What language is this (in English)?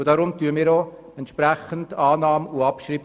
Swiss German